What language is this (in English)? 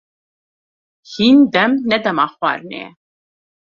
Kurdish